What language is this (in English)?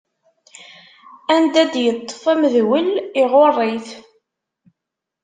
Kabyle